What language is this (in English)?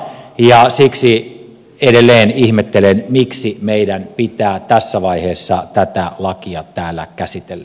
Finnish